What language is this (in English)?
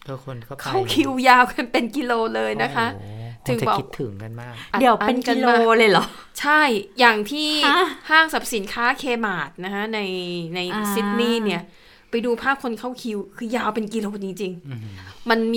Thai